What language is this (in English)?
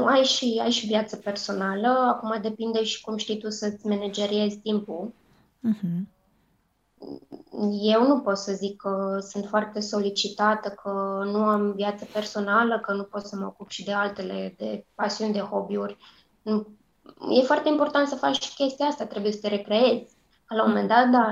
Romanian